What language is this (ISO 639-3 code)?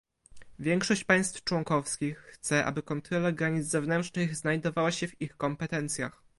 pol